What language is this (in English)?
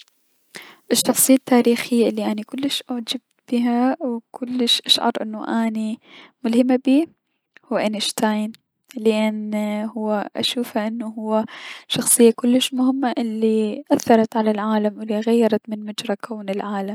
Mesopotamian Arabic